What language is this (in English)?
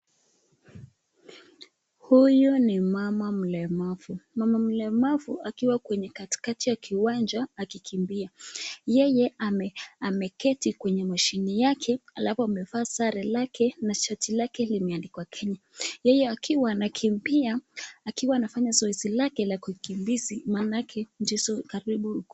Swahili